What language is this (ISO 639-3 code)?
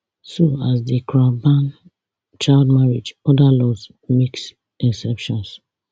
pcm